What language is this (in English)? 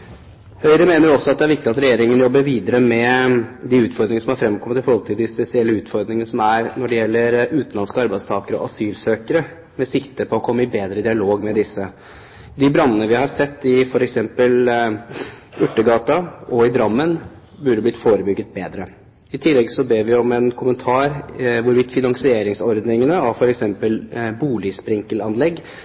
Norwegian Bokmål